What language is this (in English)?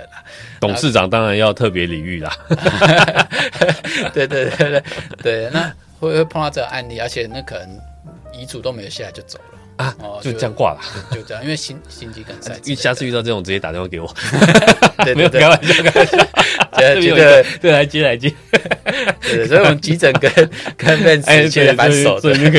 Chinese